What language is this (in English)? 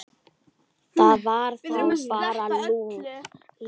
Icelandic